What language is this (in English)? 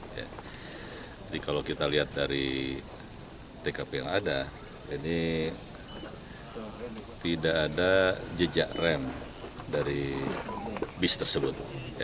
Indonesian